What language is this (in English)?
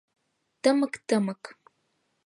Mari